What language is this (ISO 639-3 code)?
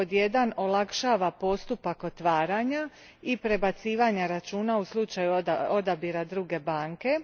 hrv